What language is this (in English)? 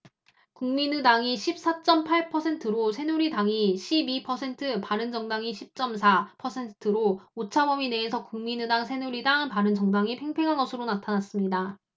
Korean